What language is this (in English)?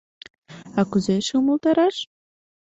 Mari